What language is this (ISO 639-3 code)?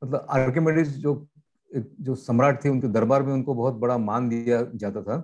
hin